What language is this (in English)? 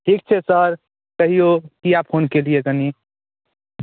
Maithili